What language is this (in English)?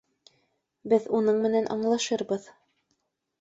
Bashkir